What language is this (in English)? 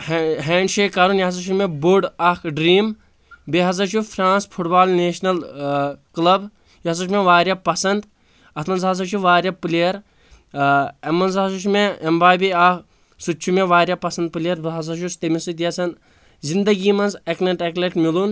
Kashmiri